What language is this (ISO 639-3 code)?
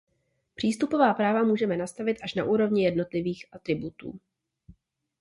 ces